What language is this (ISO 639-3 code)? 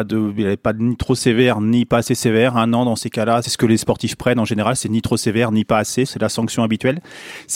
fra